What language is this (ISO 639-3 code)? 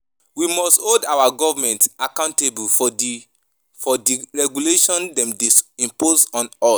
pcm